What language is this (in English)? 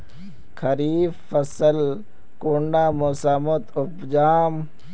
Magahi